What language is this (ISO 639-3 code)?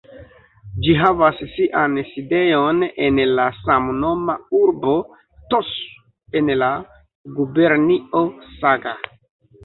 epo